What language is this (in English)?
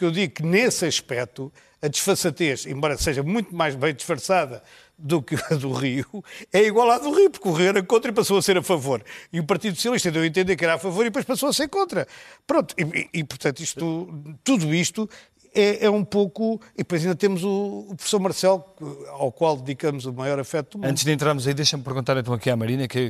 Portuguese